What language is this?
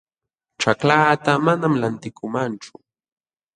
Jauja Wanca Quechua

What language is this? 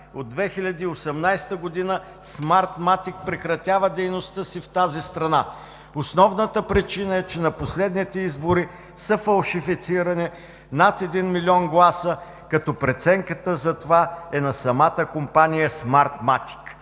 Bulgarian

